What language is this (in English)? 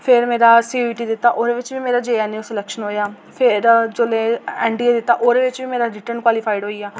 Dogri